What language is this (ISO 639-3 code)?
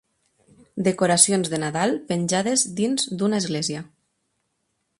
cat